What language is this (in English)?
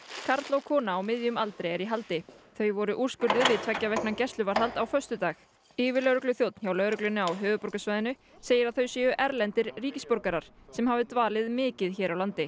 Icelandic